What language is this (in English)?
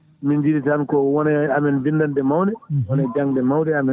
Fula